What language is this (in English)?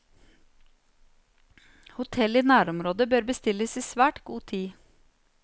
Norwegian